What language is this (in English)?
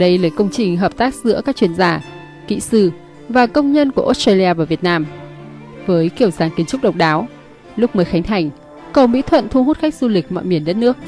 Vietnamese